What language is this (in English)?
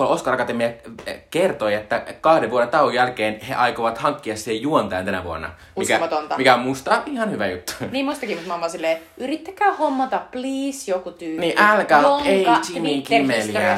Finnish